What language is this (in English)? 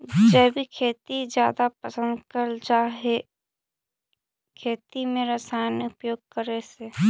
Magahi